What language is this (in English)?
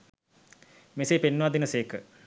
Sinhala